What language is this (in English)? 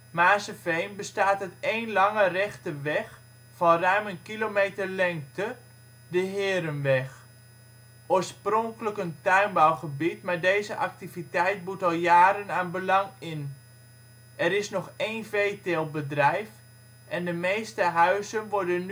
Dutch